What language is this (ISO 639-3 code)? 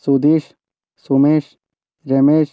mal